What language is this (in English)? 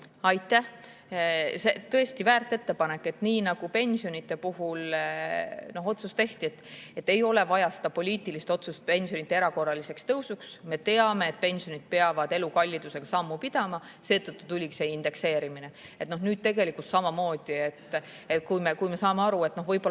Estonian